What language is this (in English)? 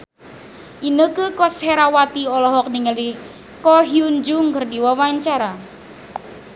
Sundanese